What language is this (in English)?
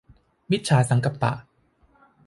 Thai